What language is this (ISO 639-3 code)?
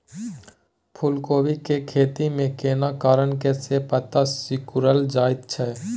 mai